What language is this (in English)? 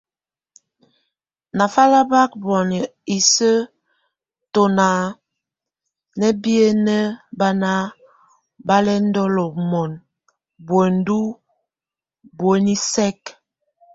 Tunen